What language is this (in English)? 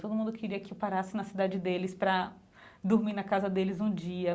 Portuguese